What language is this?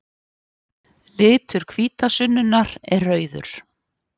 Icelandic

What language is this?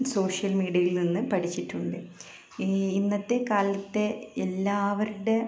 Malayalam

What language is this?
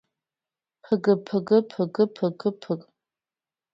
Georgian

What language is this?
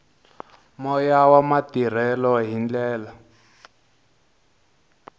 Tsonga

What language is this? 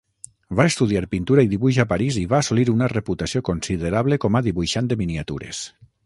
Catalan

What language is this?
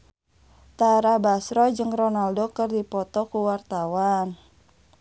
Sundanese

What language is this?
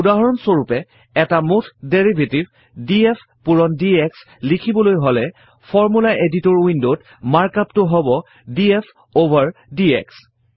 Assamese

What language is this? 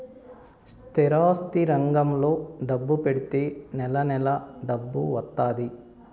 Telugu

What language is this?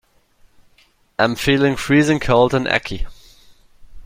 English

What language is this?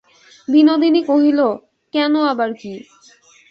Bangla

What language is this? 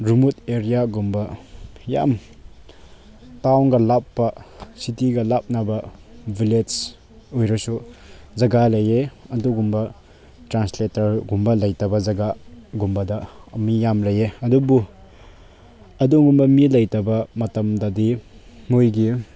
Manipuri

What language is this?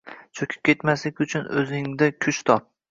Uzbek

